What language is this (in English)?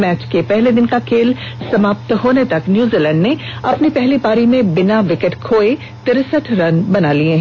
Hindi